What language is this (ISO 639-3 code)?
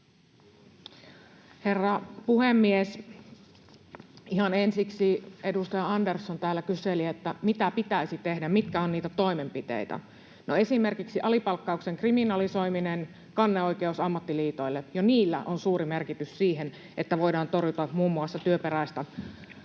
fin